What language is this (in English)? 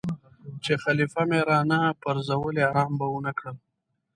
Pashto